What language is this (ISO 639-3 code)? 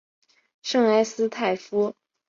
zho